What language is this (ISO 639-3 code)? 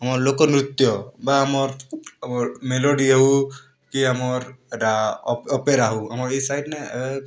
ori